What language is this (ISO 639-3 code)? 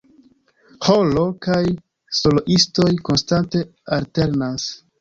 epo